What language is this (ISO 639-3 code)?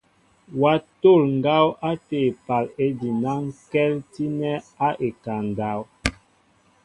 mbo